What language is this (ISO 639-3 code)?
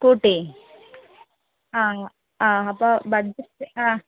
mal